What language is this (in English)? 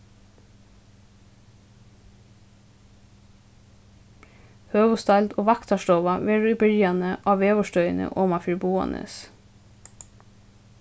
Faroese